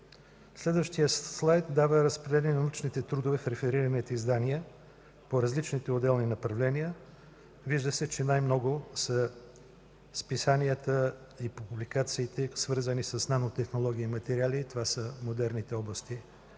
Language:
Bulgarian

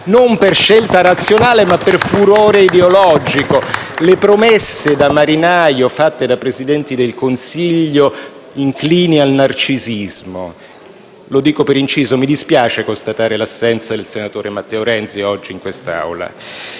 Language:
Italian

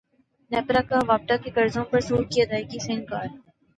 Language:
Urdu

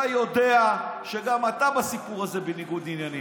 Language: Hebrew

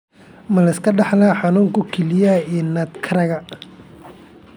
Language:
Somali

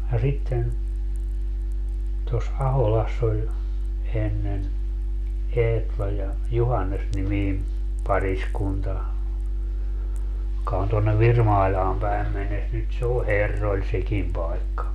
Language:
Finnish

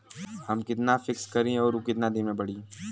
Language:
Bhojpuri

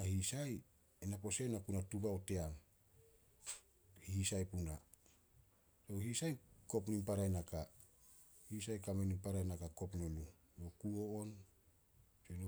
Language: Solos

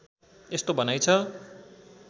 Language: Nepali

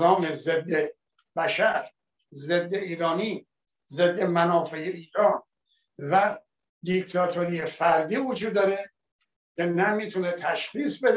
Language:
Persian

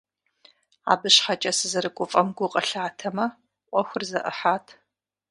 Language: Kabardian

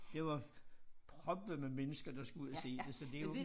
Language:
Danish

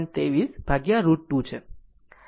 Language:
Gujarati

